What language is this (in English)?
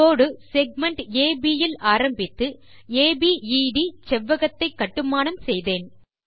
Tamil